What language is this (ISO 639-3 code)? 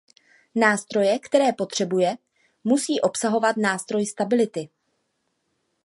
ces